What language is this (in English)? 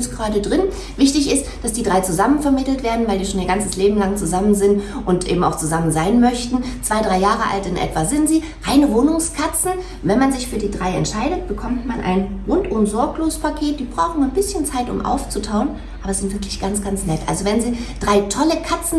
German